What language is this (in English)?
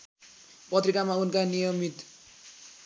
Nepali